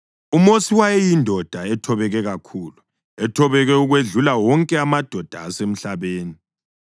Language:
North Ndebele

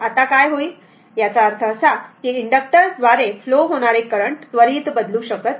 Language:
Marathi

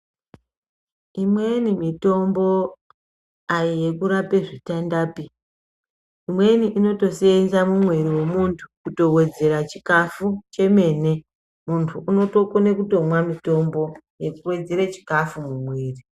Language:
Ndau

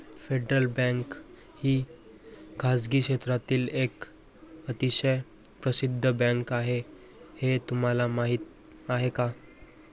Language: Marathi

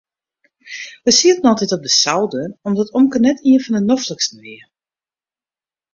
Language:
Western Frisian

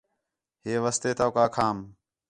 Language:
Khetrani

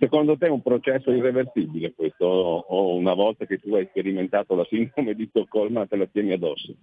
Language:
Italian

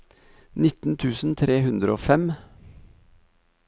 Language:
Norwegian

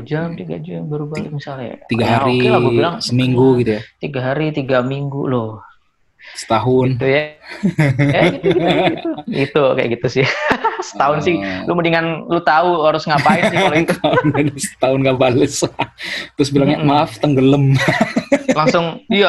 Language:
Indonesian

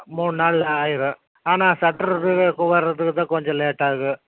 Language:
Tamil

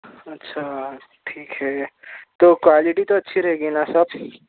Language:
Urdu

